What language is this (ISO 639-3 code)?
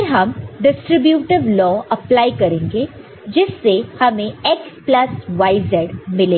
hin